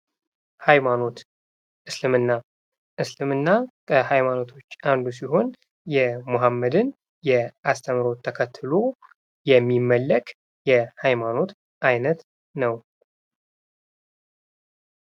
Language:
Amharic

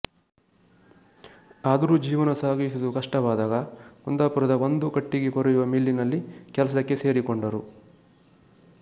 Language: Kannada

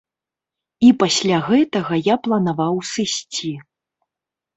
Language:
Belarusian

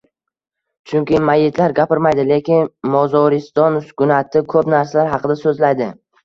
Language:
Uzbek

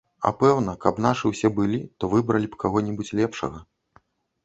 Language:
Belarusian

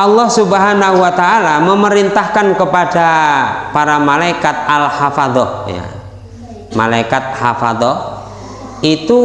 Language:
Indonesian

